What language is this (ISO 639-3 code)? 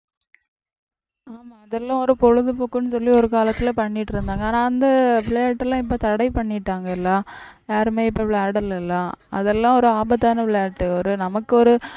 tam